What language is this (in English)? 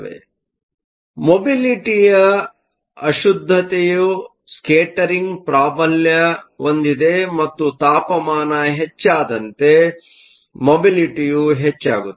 Kannada